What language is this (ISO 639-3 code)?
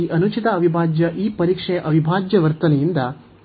kan